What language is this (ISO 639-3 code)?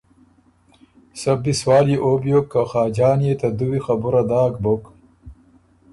oru